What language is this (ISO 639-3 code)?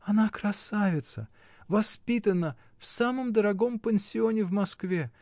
rus